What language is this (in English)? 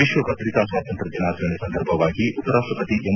Kannada